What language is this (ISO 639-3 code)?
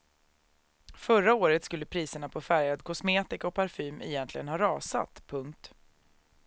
swe